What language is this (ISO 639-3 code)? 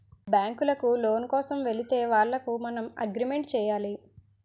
tel